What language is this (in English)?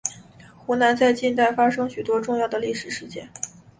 Chinese